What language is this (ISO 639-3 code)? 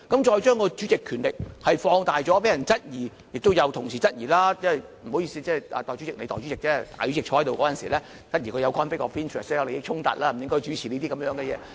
yue